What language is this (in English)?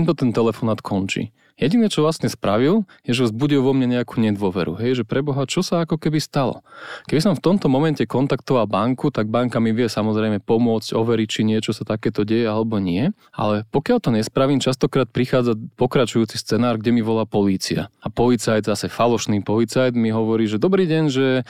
Slovak